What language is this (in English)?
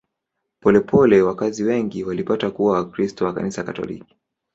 Swahili